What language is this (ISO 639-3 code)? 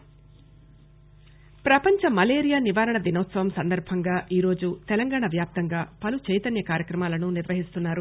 tel